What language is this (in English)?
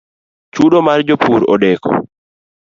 Luo (Kenya and Tanzania)